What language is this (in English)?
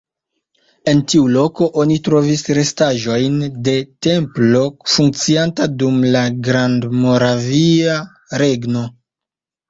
Esperanto